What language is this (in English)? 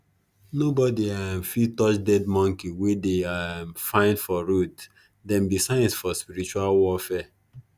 Nigerian Pidgin